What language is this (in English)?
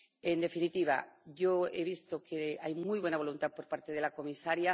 Spanish